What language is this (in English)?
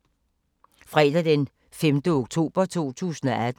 Danish